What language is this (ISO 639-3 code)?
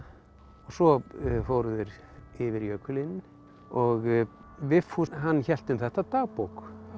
isl